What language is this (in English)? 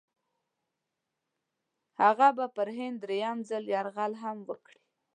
Pashto